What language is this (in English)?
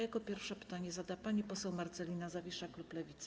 Polish